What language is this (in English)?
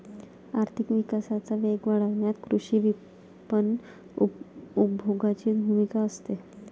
Marathi